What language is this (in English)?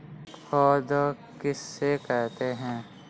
Hindi